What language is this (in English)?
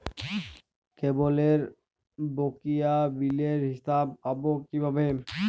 Bangla